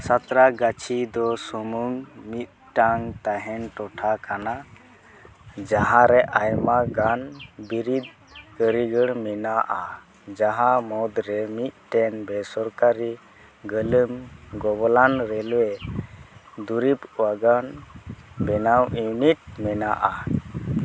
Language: Santali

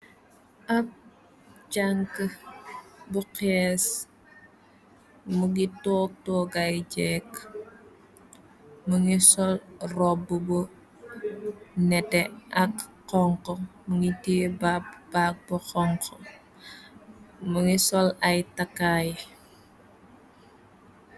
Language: Wolof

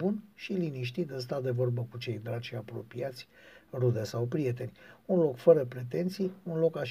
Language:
Romanian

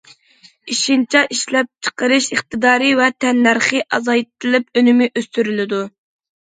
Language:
Uyghur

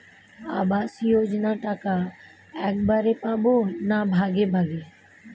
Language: Bangla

